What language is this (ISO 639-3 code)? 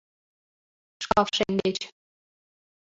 chm